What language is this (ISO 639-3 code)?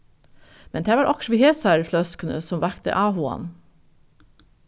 fao